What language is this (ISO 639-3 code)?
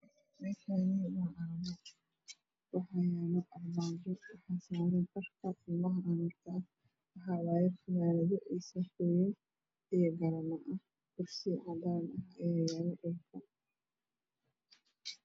som